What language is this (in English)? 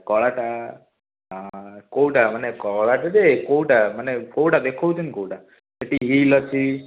Odia